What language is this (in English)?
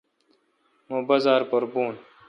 Kalkoti